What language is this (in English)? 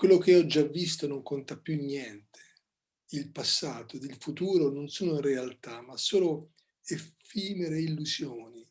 Italian